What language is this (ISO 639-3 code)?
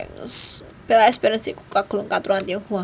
jav